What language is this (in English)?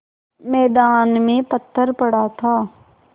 Hindi